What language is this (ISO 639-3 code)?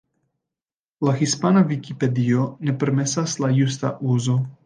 epo